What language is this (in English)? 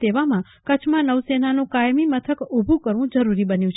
Gujarati